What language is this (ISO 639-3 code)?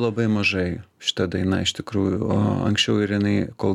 lit